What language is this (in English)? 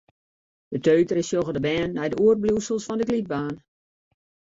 Western Frisian